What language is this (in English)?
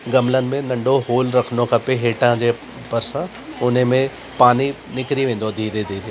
Sindhi